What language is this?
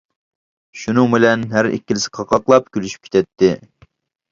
Uyghur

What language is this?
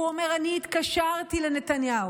Hebrew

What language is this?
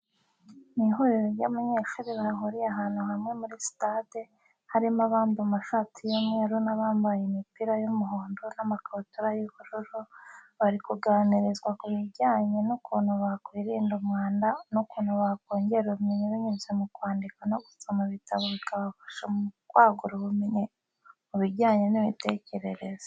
Kinyarwanda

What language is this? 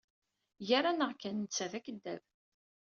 Kabyle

